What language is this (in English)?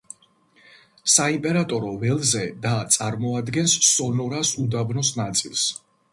Georgian